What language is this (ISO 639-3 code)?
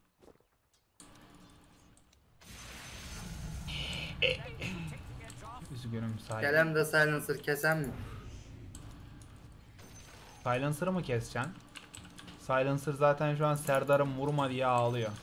tur